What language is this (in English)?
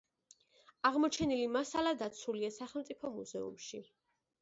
Georgian